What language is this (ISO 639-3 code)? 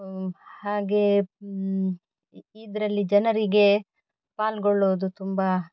kan